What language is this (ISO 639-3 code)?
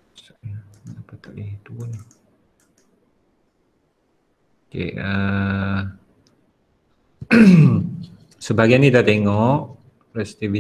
msa